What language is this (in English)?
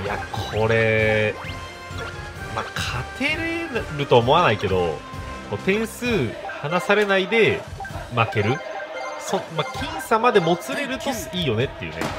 Japanese